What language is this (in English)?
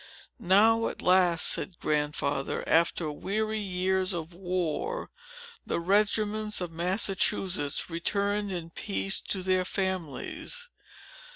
English